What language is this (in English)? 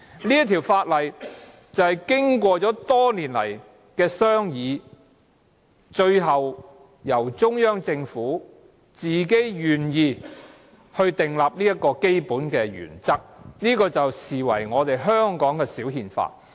Cantonese